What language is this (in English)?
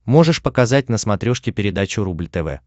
Russian